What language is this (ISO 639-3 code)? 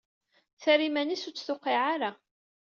kab